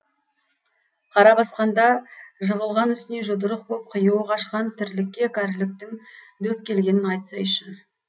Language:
Kazakh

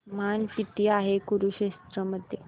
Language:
Marathi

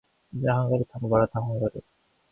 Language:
Korean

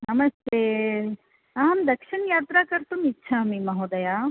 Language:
Sanskrit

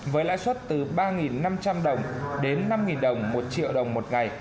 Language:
Vietnamese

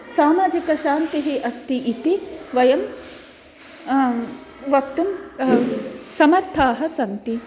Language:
Sanskrit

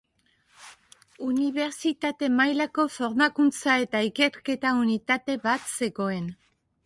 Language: Basque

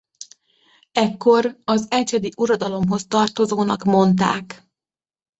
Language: Hungarian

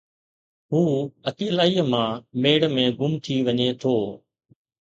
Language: Sindhi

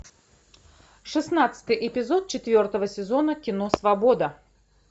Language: Russian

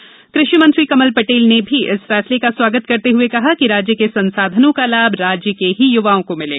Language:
Hindi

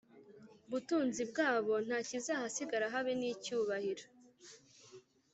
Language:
Kinyarwanda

